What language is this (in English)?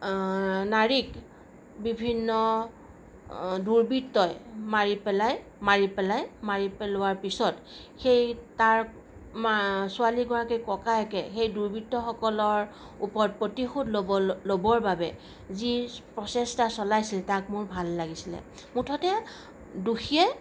Assamese